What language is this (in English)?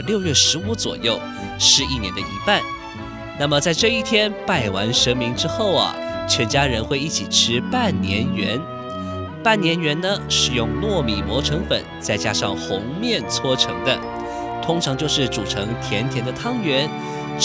Chinese